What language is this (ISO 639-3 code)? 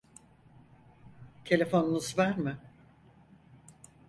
tur